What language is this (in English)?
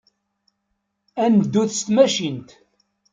Kabyle